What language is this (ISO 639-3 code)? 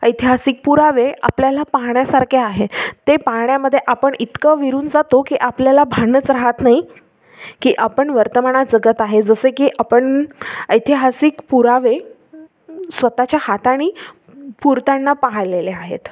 mar